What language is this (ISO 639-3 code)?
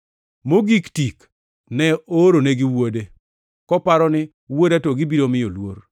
luo